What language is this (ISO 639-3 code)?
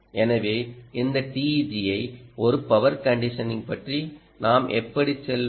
tam